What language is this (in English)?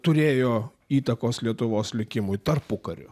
Lithuanian